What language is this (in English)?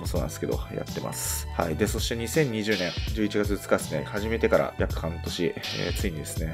Japanese